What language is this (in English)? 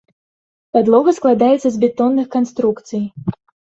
Belarusian